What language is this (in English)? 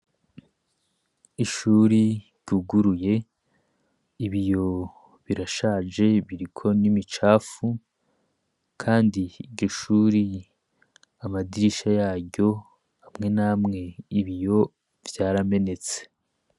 Rundi